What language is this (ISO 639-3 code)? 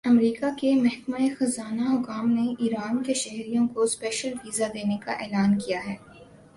urd